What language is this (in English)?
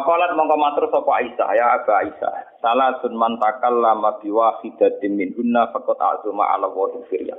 Malay